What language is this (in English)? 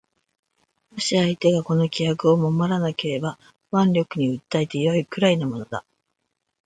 Japanese